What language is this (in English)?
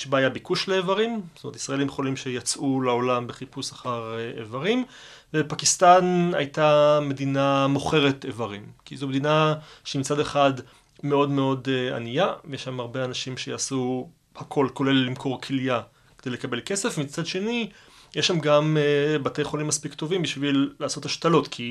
Hebrew